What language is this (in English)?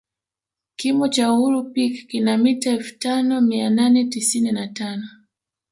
Swahili